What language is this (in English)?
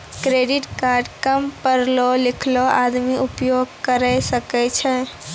Maithili